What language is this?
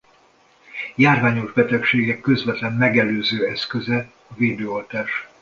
Hungarian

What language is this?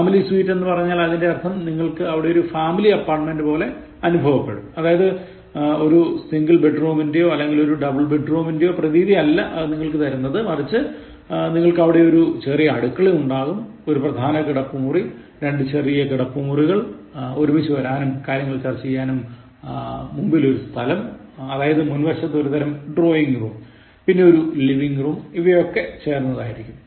Malayalam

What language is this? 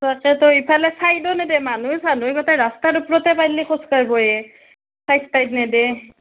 Assamese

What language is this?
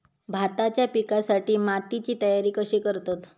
Marathi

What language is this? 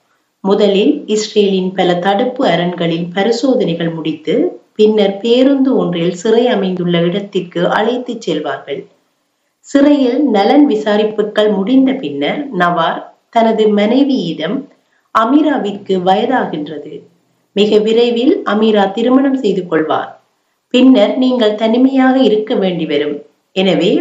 Tamil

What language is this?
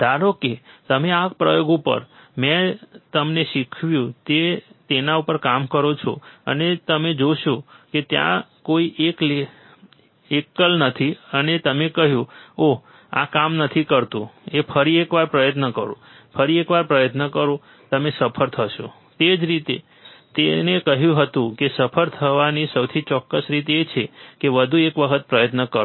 Gujarati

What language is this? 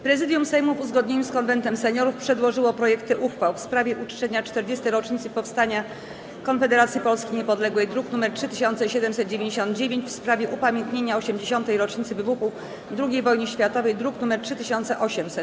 Polish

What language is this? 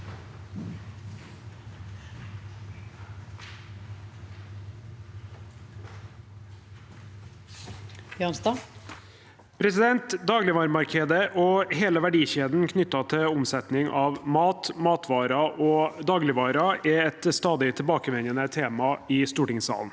Norwegian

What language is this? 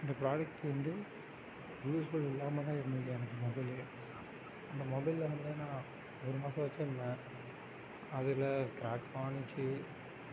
Tamil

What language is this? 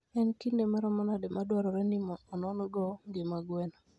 Luo (Kenya and Tanzania)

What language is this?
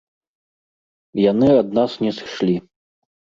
Belarusian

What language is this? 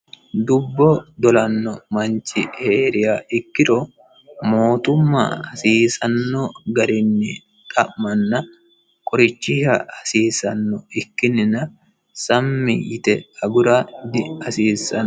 Sidamo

